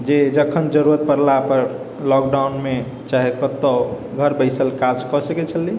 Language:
Maithili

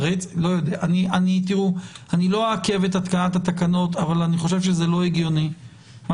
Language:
Hebrew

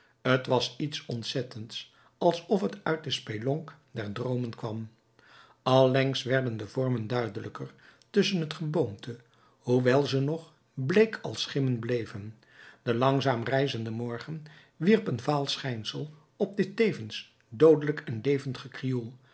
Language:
Dutch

